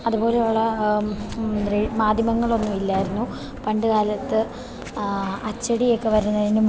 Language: Malayalam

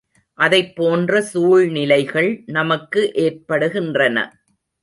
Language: Tamil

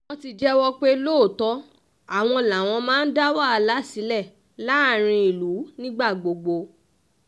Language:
Yoruba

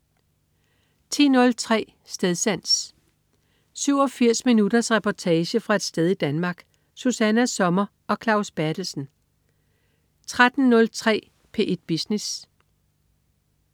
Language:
Danish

